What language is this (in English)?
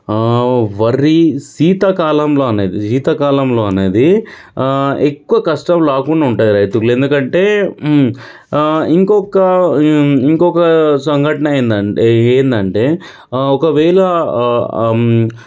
Telugu